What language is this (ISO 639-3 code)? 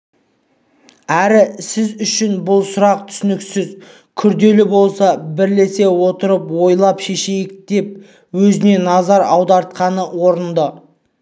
kaz